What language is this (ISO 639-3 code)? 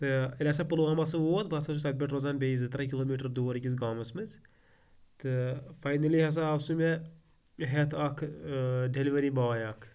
kas